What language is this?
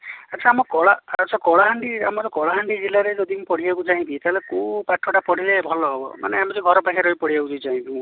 Odia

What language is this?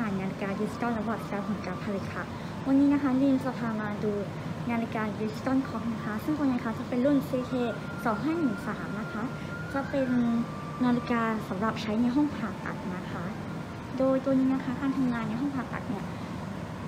Thai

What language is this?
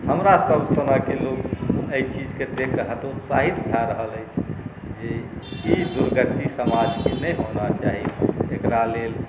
Maithili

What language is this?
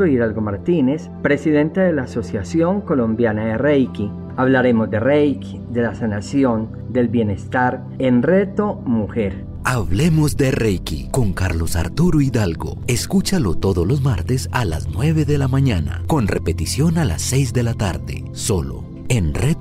Spanish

